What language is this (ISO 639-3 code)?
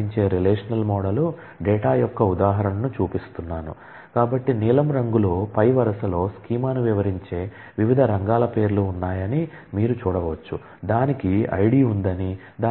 tel